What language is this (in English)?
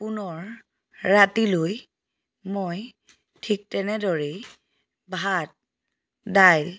Assamese